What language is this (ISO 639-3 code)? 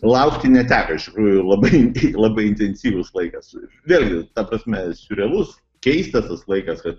lit